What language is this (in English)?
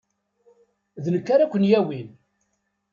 Kabyle